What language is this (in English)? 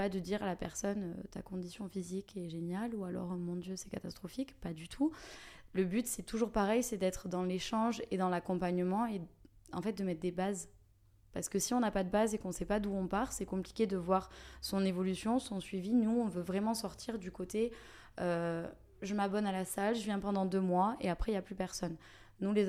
French